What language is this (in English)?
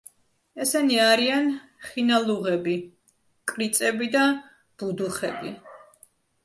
Georgian